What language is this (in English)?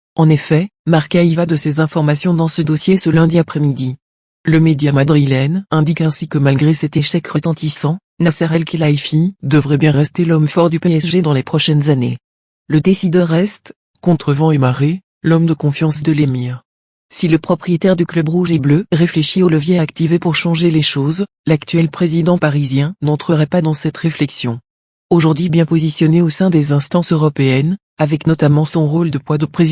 French